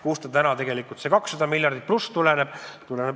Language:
Estonian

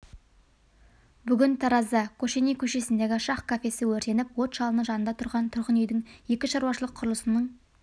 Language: Kazakh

